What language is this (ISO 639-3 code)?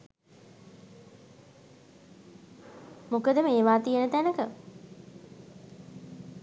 sin